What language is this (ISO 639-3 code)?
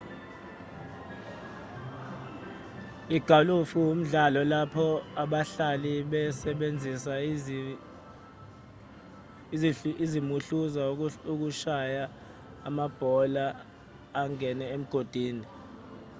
zul